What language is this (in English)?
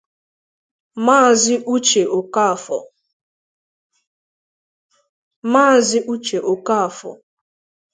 Igbo